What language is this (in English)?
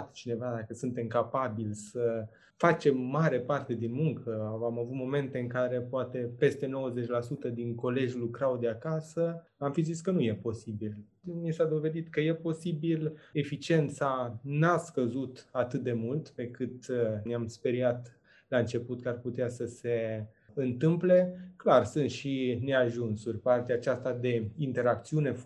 Romanian